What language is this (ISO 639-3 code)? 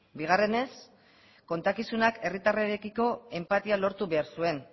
eus